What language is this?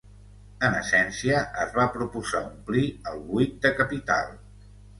Catalan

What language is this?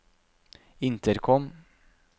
Norwegian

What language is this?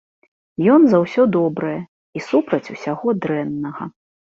Belarusian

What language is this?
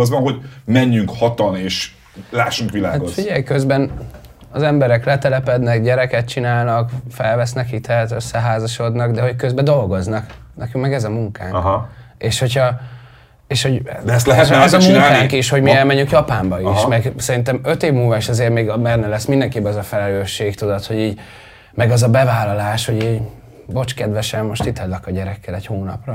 Hungarian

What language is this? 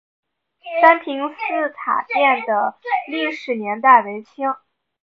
Chinese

